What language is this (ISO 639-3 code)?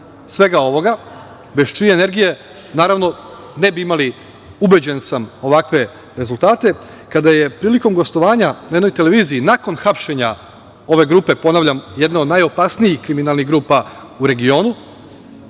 srp